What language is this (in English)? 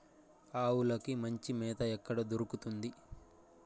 Telugu